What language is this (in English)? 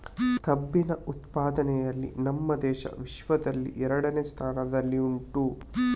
Kannada